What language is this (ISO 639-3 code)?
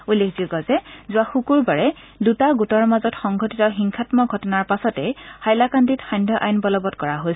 asm